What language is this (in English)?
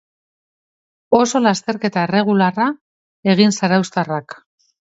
Basque